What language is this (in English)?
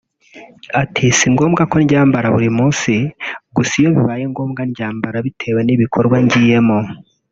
Kinyarwanda